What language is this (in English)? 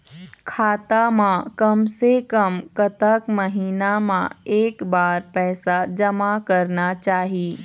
Chhattisgarhi